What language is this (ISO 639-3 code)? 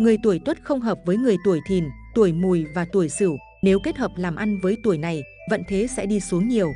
vie